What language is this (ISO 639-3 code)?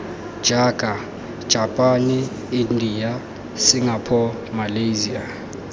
tsn